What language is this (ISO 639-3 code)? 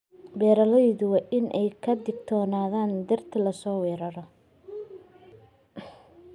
som